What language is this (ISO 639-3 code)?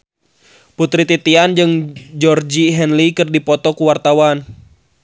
sun